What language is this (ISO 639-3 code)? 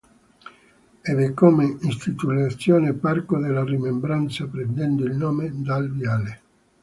ita